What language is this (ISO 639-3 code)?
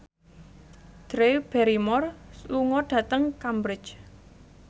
jav